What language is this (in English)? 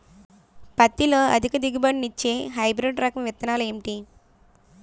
Telugu